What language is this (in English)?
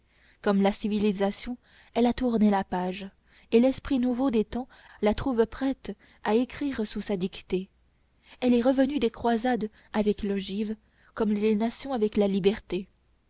French